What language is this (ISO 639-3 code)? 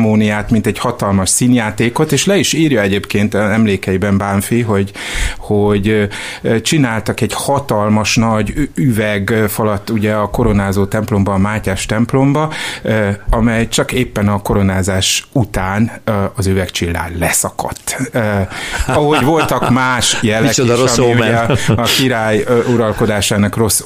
hun